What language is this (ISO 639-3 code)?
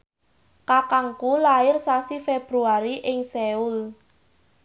jav